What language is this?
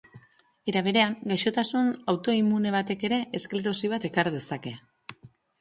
Basque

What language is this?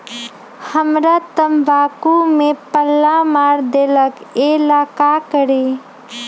Magahi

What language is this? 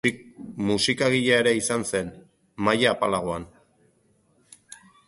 Basque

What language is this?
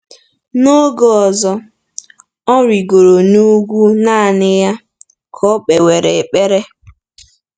Igbo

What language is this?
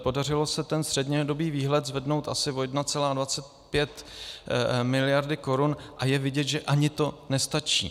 Czech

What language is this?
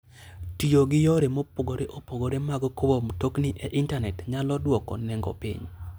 Luo (Kenya and Tanzania)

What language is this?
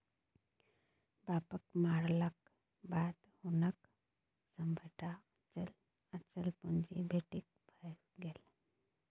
Maithili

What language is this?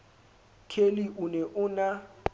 Southern Sotho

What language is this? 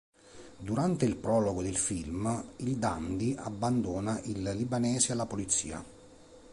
Italian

